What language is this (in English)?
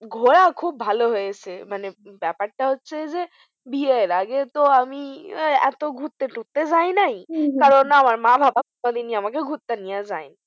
Bangla